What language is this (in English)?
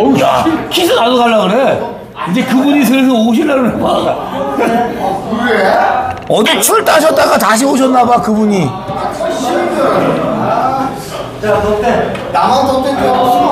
Korean